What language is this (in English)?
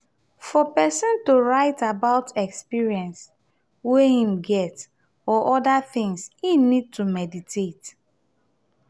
Nigerian Pidgin